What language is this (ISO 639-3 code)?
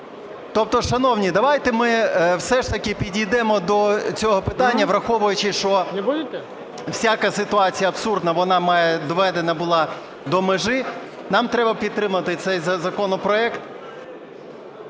ukr